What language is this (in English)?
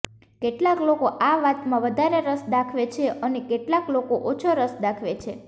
Gujarati